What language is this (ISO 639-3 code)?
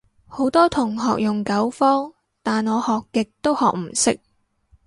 yue